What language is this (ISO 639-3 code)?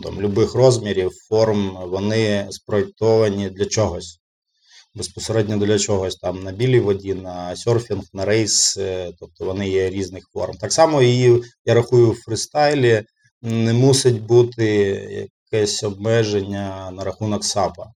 ukr